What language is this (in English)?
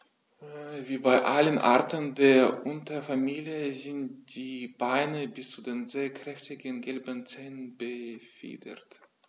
German